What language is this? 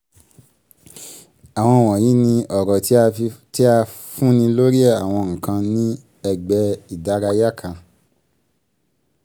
Yoruba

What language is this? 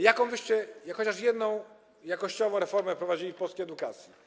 Polish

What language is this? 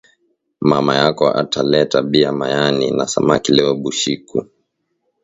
Swahili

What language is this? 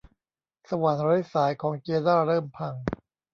Thai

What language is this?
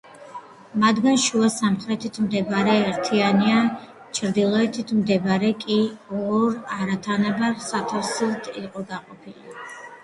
Georgian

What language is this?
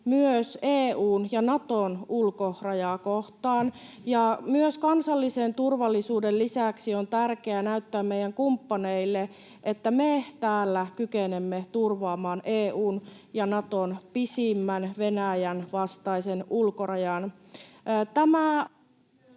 Finnish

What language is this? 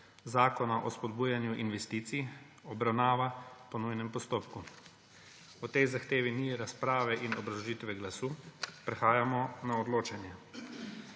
Slovenian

